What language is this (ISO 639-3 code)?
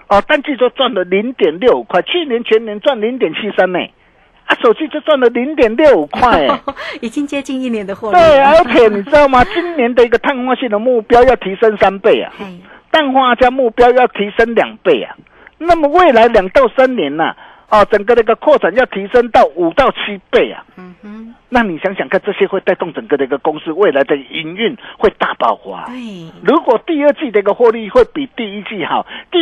zho